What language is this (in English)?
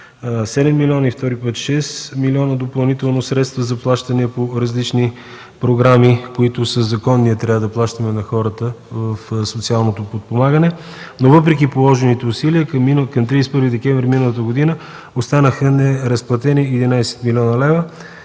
Bulgarian